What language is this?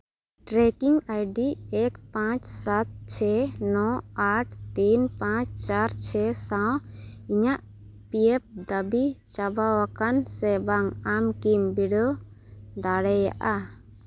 Santali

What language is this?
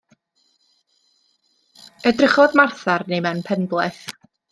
Welsh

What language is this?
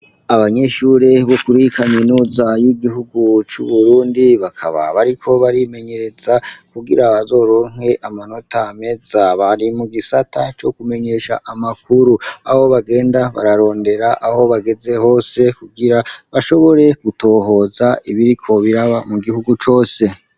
Rundi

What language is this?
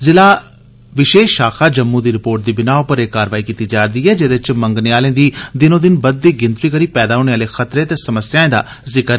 Dogri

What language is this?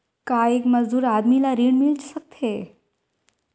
Chhattisgarhi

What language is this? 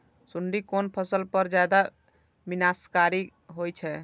Maithili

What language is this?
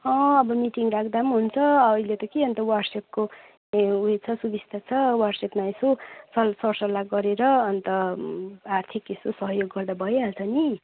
Nepali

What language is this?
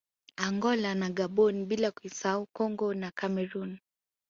Swahili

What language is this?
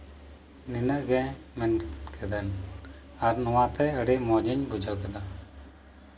Santali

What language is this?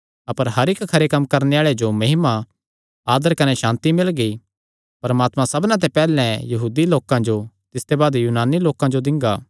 Kangri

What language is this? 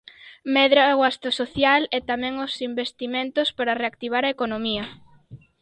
Galician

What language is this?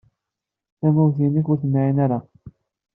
Kabyle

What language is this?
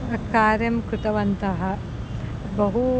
Sanskrit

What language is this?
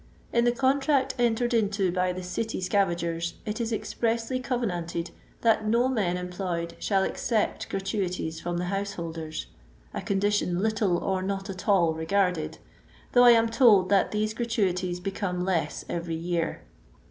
English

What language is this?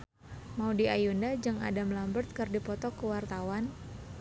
Sundanese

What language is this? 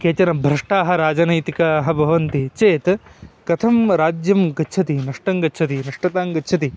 Sanskrit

